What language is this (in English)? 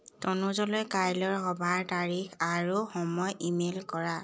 Assamese